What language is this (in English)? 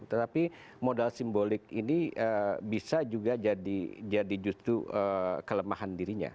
Indonesian